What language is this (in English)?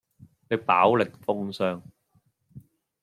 Cantonese